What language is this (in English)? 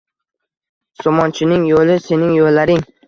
Uzbek